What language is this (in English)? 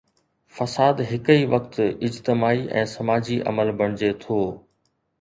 Sindhi